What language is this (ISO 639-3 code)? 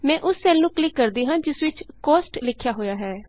pan